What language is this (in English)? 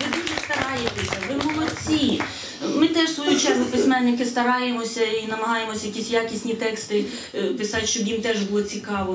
Ukrainian